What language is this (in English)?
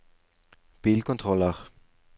Norwegian